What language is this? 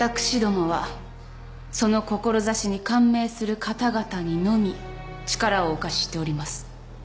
Japanese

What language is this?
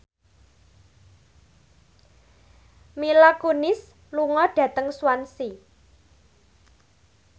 Javanese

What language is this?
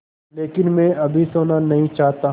Hindi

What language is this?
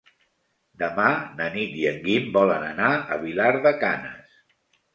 Catalan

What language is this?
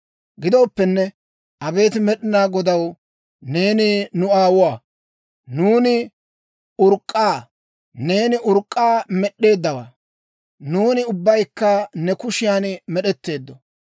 Dawro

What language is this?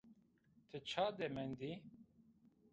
Zaza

